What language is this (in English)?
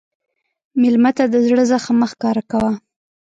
Pashto